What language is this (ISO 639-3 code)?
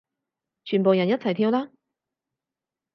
yue